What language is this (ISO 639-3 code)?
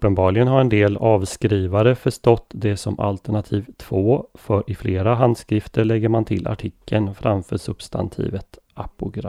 swe